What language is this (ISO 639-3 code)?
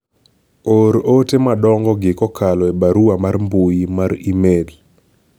luo